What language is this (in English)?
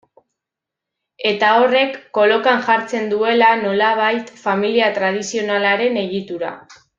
Basque